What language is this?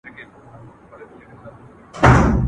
Pashto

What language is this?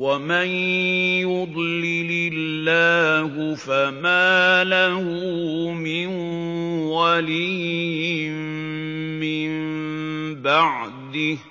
Arabic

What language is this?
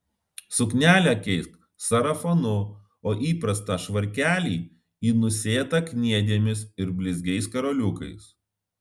Lithuanian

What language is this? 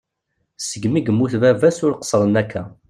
Kabyle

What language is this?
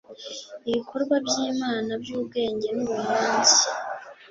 Kinyarwanda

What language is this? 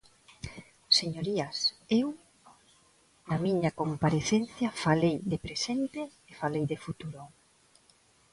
Galician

